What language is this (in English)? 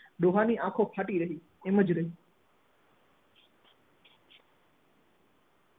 Gujarati